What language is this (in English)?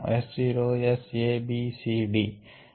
Telugu